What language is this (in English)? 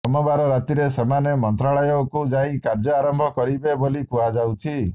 Odia